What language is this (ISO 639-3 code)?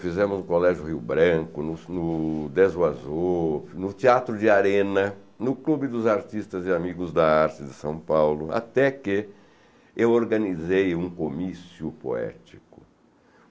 por